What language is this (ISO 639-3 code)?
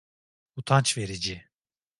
tur